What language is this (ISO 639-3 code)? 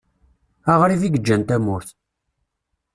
kab